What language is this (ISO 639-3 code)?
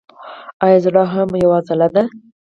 pus